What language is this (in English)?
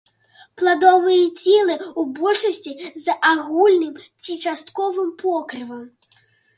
Belarusian